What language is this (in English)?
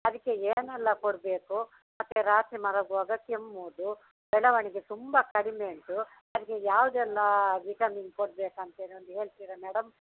Kannada